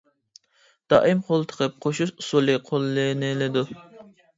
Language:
Uyghur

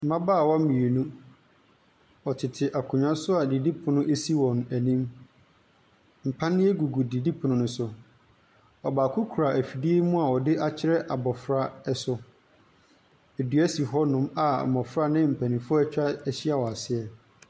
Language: Akan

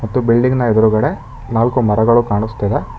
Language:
Kannada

